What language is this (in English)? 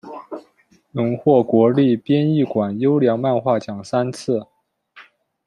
Chinese